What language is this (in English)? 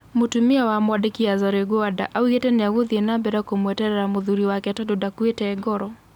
Kikuyu